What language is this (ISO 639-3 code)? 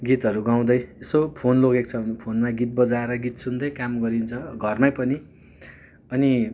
nep